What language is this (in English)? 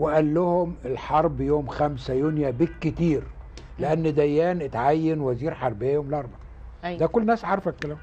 Arabic